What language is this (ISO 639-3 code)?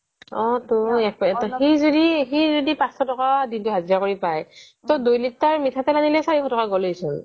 asm